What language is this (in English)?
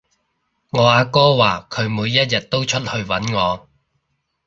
Cantonese